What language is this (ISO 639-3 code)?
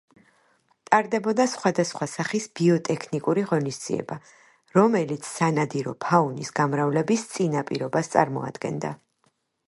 kat